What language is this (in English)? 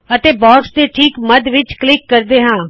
Punjabi